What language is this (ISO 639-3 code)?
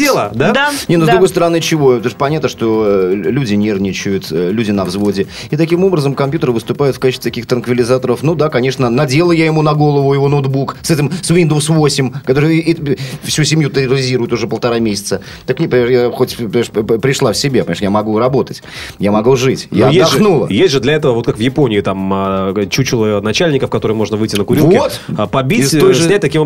rus